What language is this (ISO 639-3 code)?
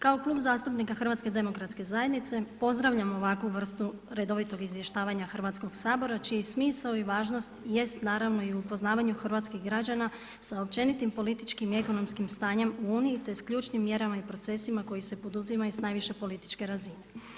hrv